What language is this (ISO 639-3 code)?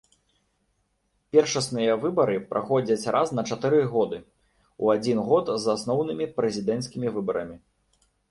bel